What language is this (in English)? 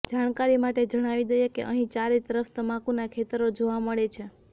Gujarati